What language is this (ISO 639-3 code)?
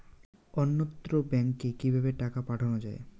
ben